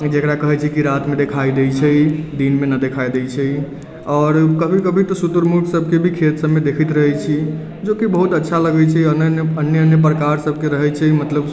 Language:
Maithili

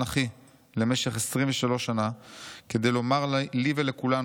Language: Hebrew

